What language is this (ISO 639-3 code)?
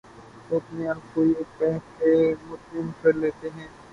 urd